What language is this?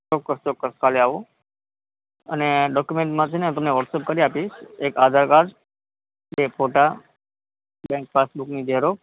Gujarati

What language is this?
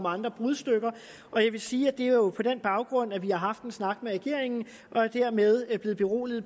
Danish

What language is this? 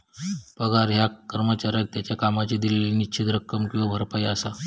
Marathi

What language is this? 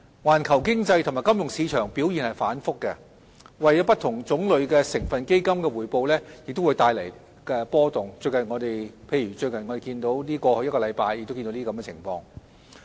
Cantonese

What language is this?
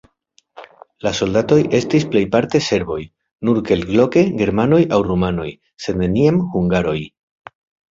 Esperanto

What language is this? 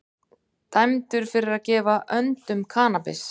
Icelandic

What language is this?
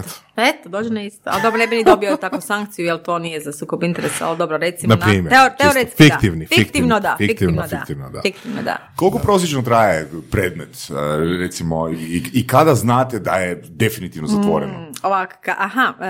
Croatian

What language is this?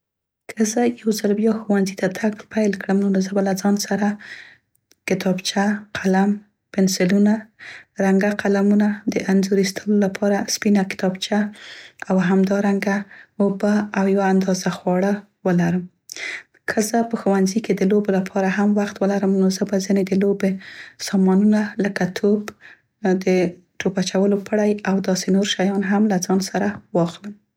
Central Pashto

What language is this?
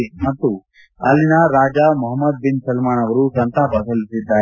Kannada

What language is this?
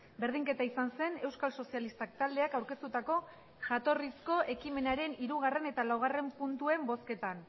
Basque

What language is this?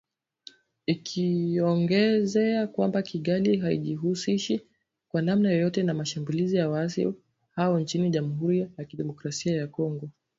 Swahili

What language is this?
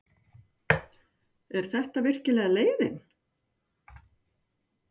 Icelandic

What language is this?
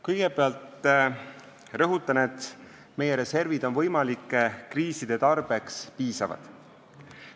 Estonian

